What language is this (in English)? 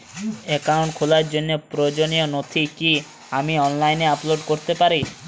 Bangla